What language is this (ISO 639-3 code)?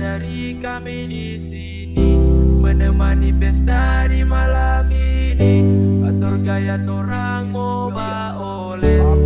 ind